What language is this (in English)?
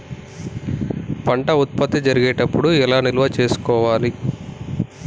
Telugu